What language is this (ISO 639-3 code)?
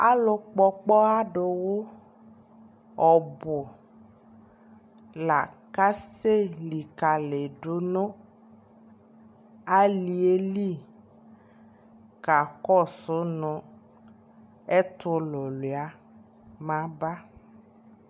kpo